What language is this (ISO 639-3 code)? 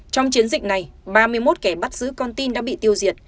vie